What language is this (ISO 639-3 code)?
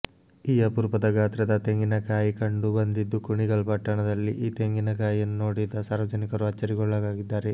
kan